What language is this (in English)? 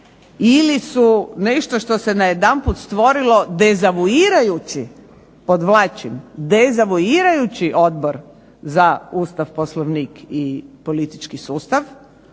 Croatian